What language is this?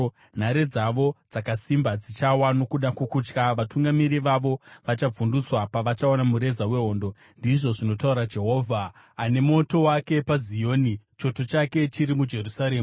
Shona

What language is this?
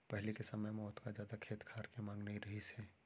Chhattisgarhi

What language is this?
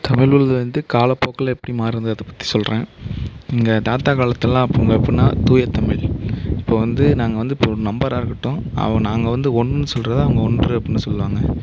Tamil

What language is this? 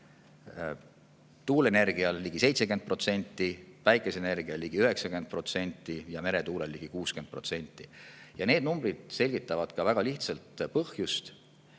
Estonian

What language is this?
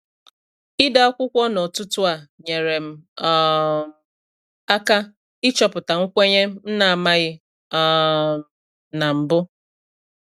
Igbo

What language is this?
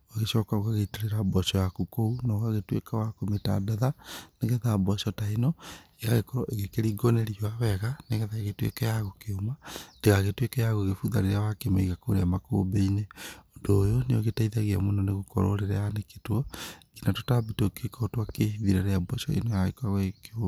Kikuyu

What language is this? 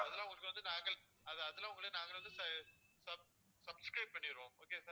Tamil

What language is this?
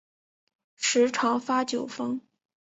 Chinese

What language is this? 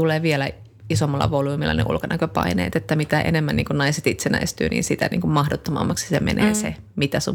Finnish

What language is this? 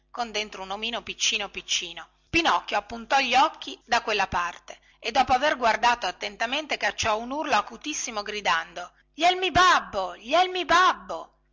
Italian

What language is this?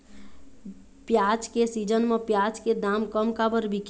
Chhattisgarhi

